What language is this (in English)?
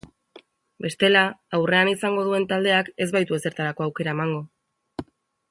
Basque